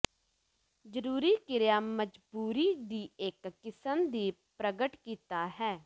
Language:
Punjabi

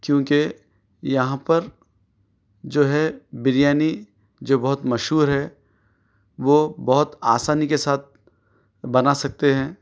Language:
Urdu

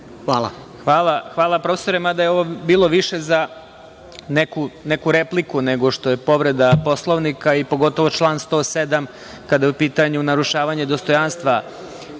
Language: Serbian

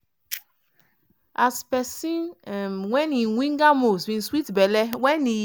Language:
Nigerian Pidgin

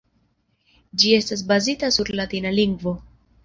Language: Esperanto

